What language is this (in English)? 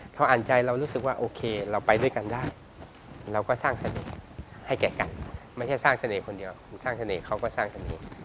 Thai